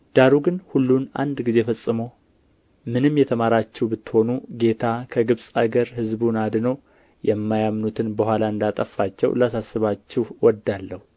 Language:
Amharic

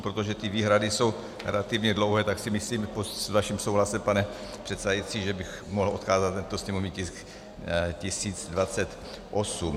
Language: Czech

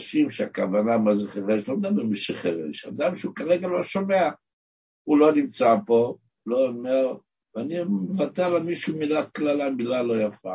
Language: Hebrew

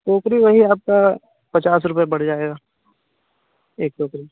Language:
Hindi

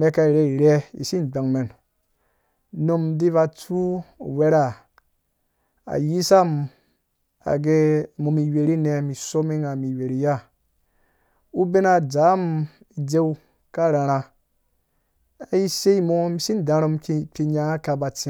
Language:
Dũya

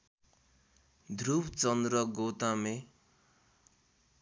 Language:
Nepali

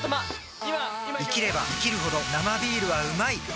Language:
Japanese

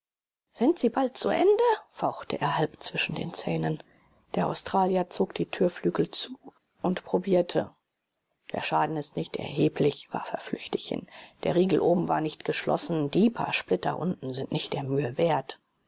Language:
German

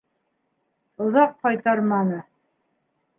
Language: Bashkir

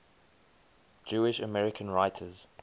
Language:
English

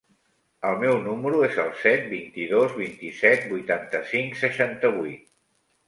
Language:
Catalan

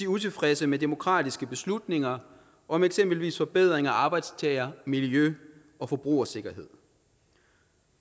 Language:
Danish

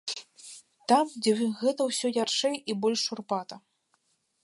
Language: Belarusian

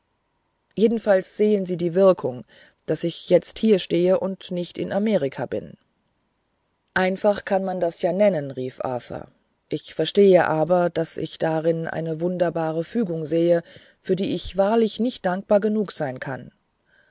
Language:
German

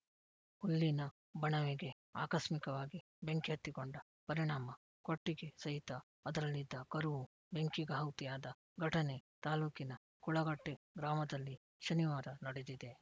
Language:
Kannada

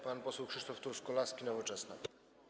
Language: Polish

